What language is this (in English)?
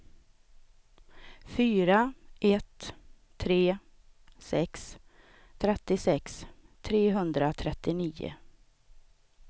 Swedish